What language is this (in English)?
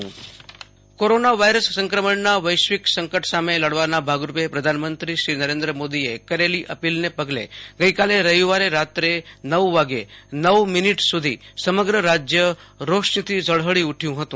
Gujarati